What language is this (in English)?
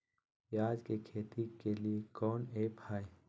Magahi